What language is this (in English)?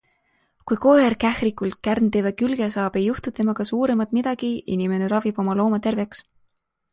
Estonian